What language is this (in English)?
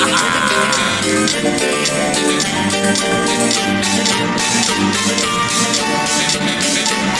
Spanish